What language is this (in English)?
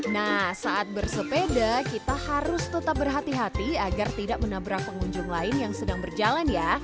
Indonesian